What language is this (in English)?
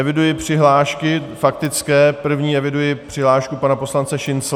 Czech